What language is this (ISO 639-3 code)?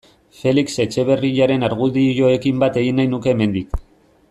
eus